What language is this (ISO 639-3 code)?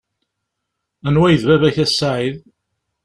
kab